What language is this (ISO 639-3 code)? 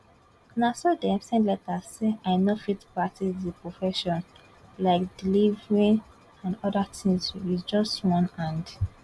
pcm